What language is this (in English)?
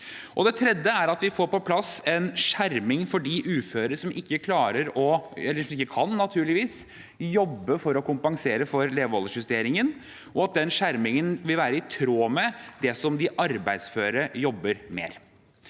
Norwegian